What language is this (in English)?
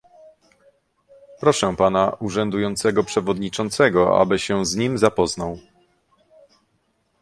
Polish